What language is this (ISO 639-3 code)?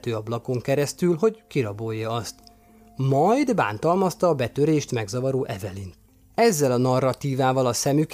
hun